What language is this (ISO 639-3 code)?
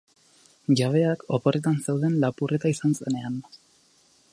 eus